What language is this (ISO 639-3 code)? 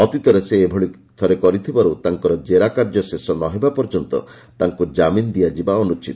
ori